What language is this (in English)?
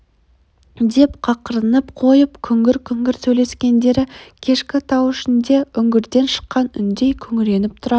Kazakh